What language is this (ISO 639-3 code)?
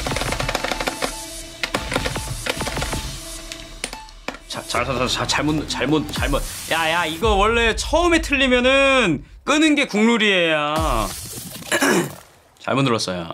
kor